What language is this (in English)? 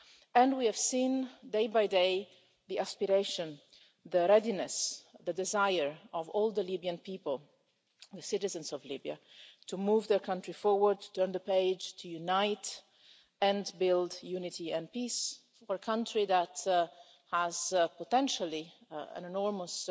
English